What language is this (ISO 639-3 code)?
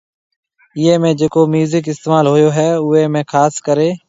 mve